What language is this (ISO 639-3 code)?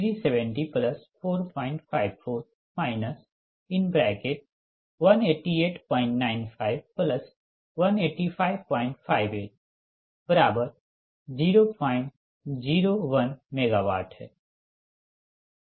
hin